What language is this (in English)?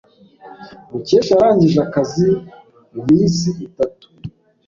Kinyarwanda